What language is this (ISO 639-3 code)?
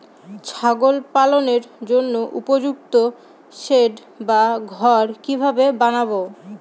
ben